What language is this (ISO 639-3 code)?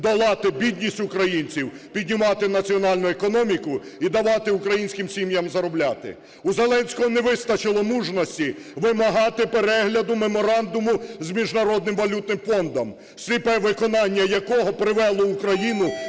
ukr